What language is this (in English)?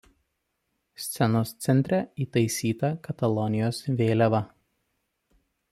Lithuanian